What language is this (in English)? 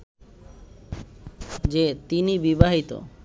Bangla